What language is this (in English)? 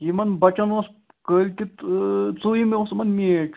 Kashmiri